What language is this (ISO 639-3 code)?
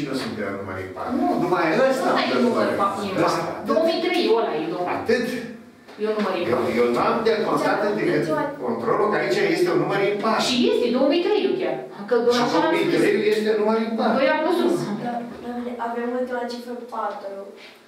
ron